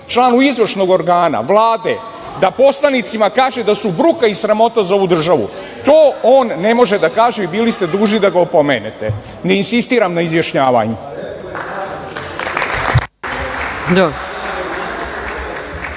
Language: Serbian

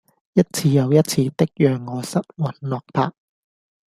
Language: Cantonese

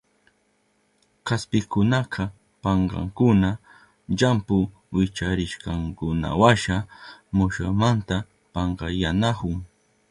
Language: Southern Pastaza Quechua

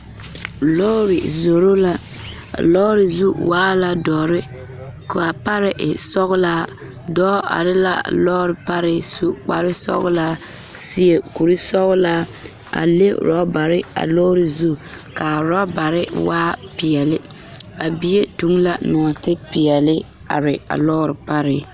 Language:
Southern Dagaare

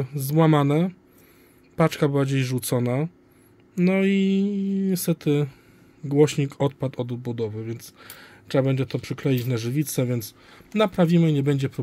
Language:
Polish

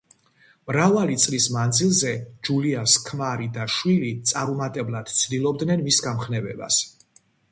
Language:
Georgian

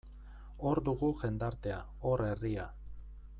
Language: Basque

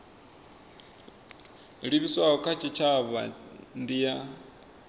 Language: Venda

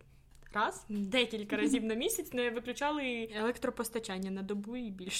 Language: Ukrainian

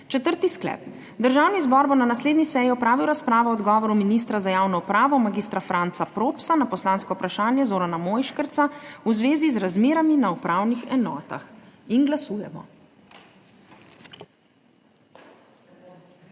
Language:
Slovenian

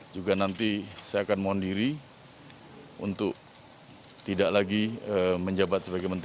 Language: Indonesian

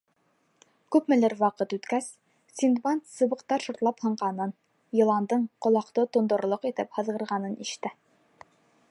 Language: Bashkir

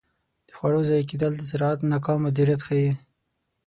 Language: Pashto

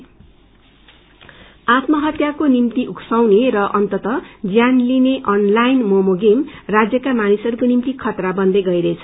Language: Nepali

